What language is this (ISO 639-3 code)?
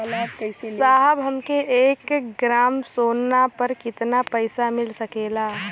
bho